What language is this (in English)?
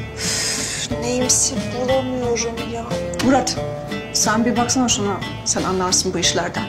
Turkish